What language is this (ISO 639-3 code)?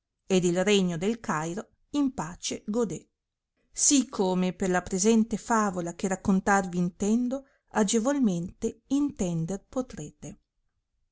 ita